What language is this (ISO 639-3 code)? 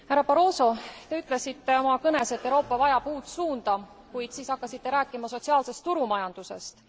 est